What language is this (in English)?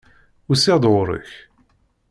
Kabyle